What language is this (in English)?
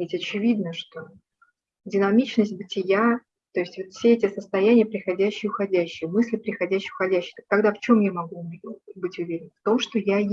Russian